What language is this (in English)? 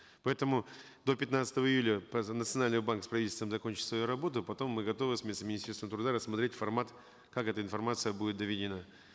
Kazakh